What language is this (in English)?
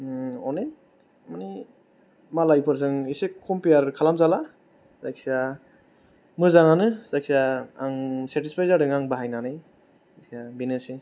Bodo